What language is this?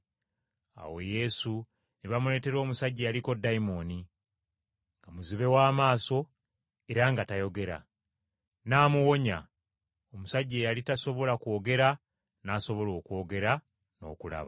Ganda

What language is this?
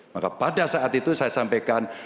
Indonesian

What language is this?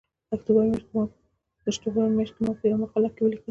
Pashto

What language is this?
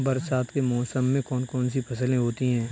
Hindi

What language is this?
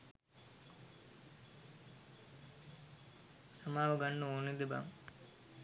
Sinhala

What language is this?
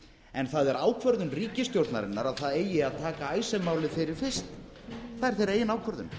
Icelandic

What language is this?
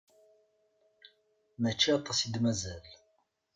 Kabyle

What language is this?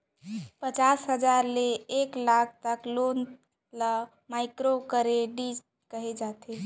Chhattisgarhi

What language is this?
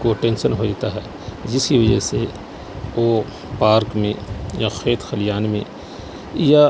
Urdu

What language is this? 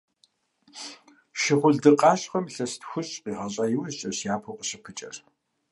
Kabardian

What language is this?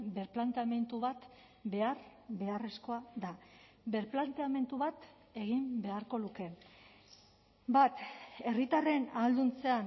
Basque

